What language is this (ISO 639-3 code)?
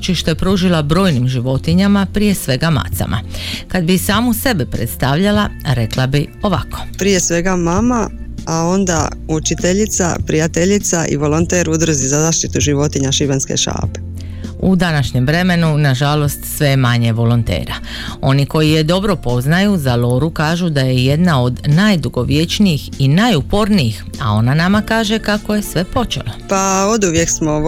hrv